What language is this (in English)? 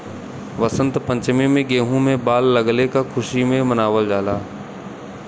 Bhojpuri